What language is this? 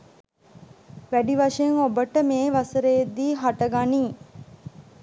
Sinhala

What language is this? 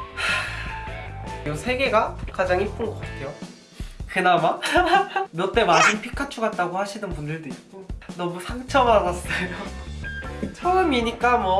Korean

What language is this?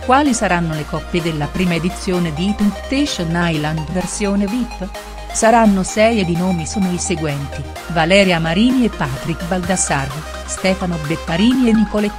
Italian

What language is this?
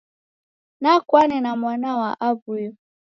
Taita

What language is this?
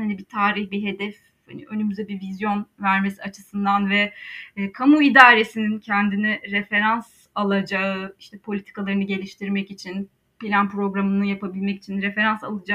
Turkish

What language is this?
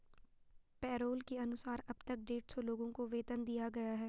Hindi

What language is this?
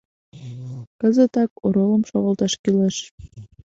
Mari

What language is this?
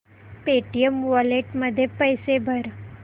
Marathi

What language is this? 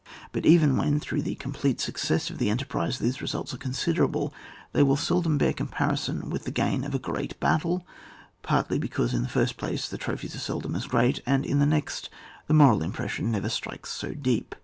English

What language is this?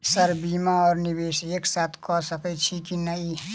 Maithili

